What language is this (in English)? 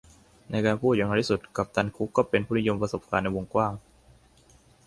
Thai